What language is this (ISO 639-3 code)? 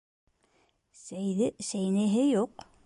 bak